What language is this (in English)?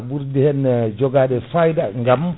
Fula